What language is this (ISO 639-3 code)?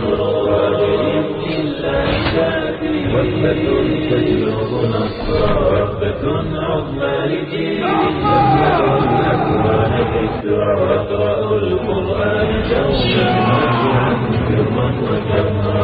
urd